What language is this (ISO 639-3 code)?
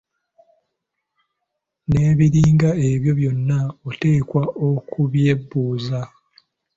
lug